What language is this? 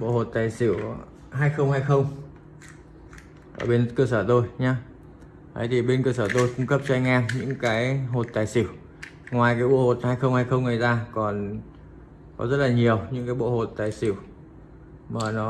Vietnamese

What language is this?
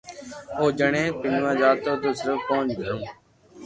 Loarki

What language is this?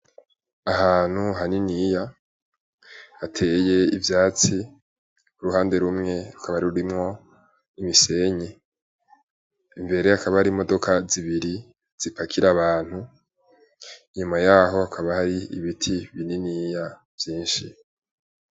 Rundi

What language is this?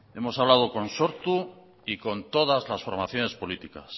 Spanish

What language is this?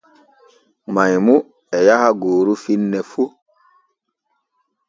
Borgu Fulfulde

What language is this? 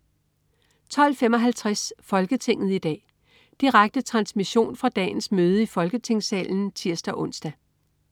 Danish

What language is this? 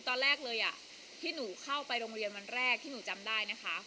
Thai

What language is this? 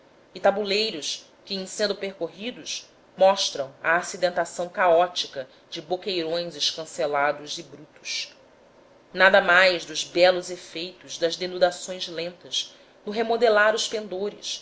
Portuguese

